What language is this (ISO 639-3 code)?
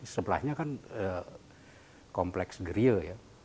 ind